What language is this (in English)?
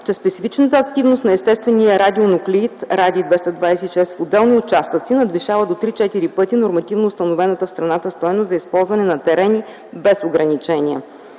Bulgarian